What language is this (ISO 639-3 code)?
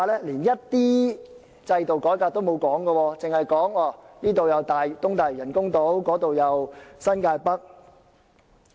yue